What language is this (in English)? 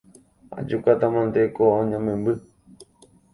Guarani